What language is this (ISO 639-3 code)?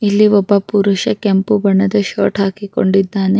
kan